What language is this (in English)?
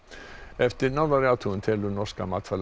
Icelandic